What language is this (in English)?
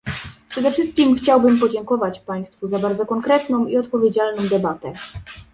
Polish